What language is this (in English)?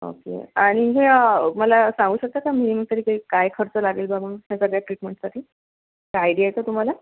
Marathi